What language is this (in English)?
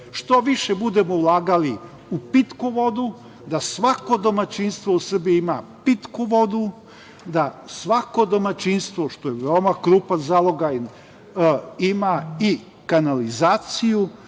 Serbian